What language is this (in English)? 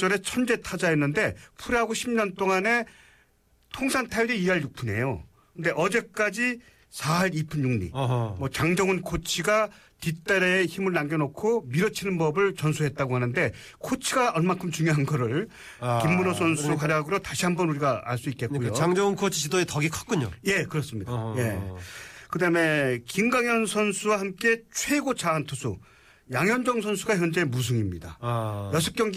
Korean